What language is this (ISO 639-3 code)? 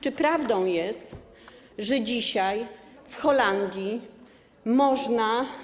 pol